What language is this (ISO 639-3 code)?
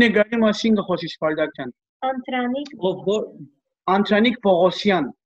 tur